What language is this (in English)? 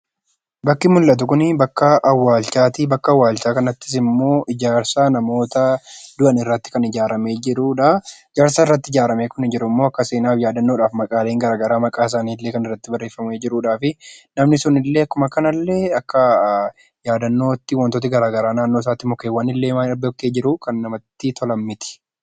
Oromo